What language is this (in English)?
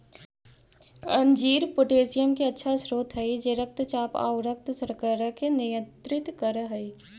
Magahi